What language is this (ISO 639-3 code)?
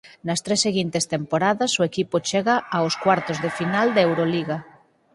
glg